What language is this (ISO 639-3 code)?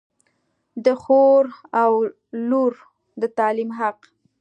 pus